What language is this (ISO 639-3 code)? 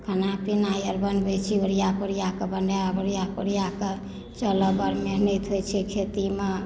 mai